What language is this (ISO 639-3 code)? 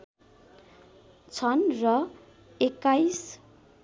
nep